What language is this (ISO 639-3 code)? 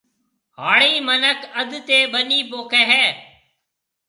mve